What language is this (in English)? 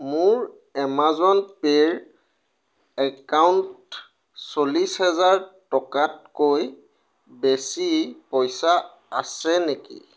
Assamese